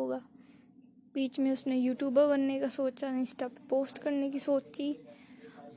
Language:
Hindi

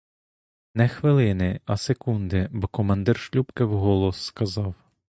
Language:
Ukrainian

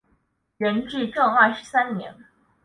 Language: Chinese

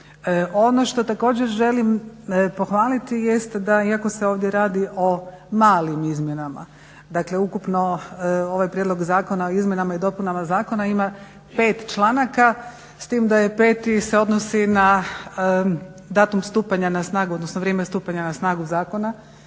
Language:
Croatian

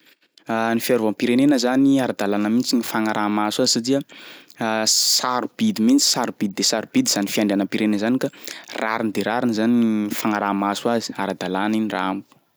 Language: Sakalava Malagasy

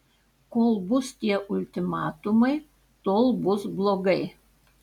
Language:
Lithuanian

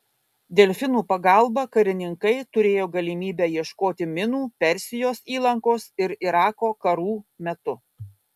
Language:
Lithuanian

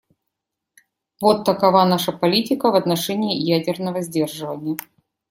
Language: Russian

